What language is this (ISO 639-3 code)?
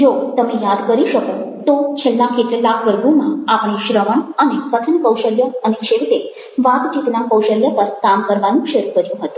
guj